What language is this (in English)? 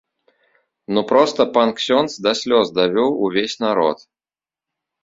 Belarusian